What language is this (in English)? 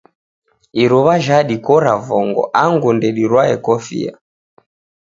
Taita